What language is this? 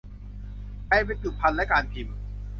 Thai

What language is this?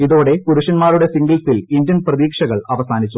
Malayalam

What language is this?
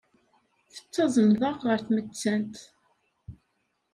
Kabyle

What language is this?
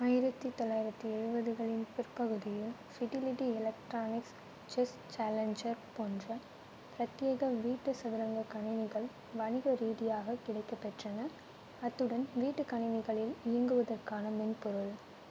Tamil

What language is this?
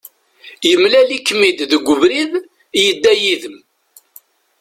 Kabyle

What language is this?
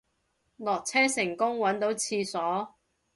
Cantonese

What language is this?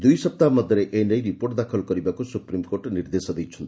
Odia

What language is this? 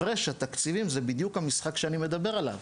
Hebrew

